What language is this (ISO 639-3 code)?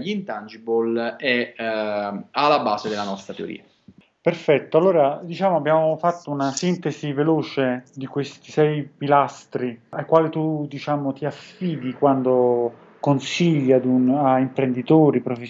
ita